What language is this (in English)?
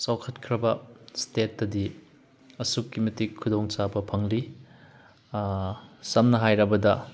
Manipuri